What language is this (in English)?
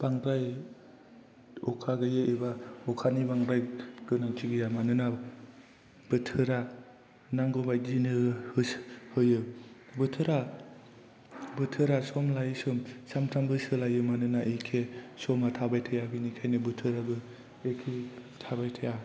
Bodo